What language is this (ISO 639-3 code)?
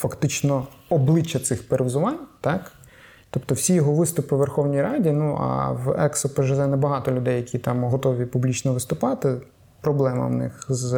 ukr